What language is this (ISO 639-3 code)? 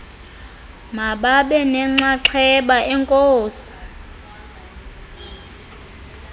xho